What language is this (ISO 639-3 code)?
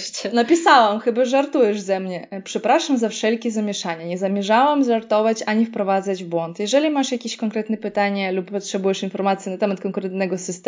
pol